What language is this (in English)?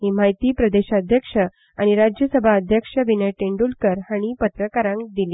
Konkani